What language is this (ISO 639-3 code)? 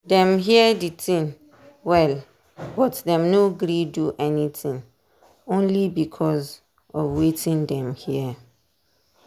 pcm